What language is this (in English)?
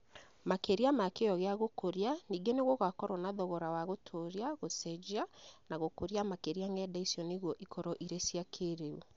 Kikuyu